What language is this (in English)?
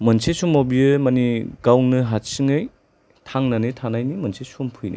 Bodo